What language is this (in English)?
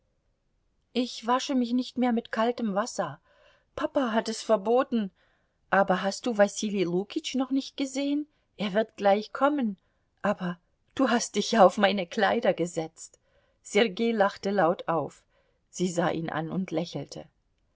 German